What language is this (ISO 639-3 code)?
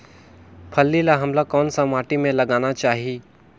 hne